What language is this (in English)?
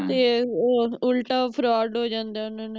Punjabi